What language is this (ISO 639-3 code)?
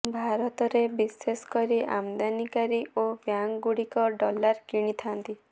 ori